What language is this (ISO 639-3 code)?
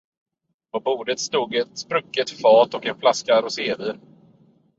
swe